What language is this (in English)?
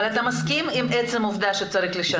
Hebrew